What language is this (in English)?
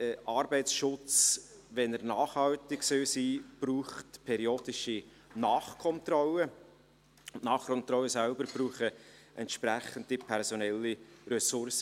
Swiss German